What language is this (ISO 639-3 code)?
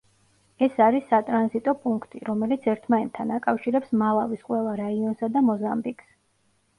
kat